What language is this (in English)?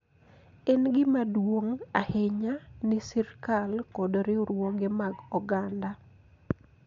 Luo (Kenya and Tanzania)